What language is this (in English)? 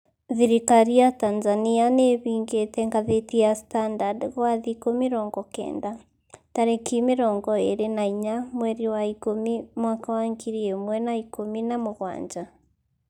Kikuyu